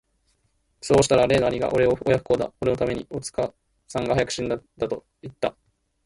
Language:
Japanese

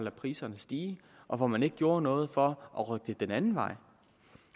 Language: Danish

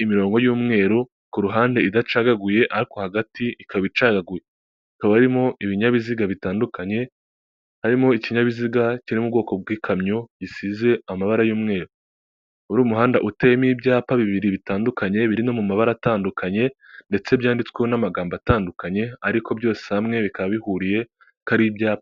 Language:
Kinyarwanda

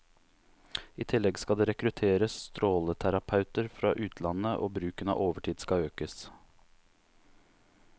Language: Norwegian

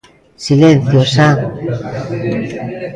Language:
Galician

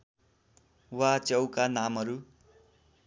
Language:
Nepali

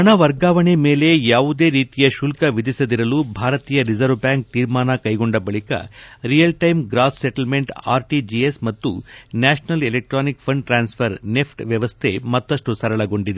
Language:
Kannada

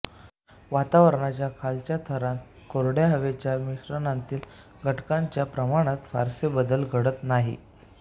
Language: Marathi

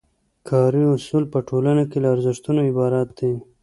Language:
Pashto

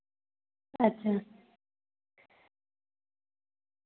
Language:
Dogri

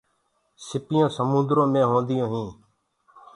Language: Gurgula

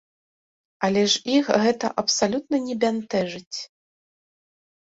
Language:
Belarusian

